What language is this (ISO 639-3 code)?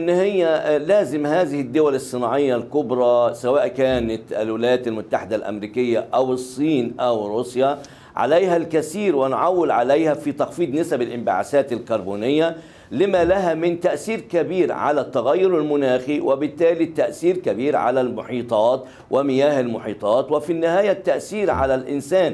ara